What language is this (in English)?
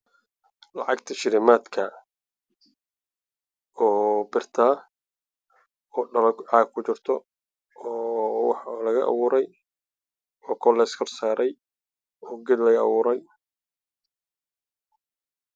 Somali